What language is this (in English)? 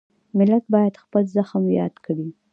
Pashto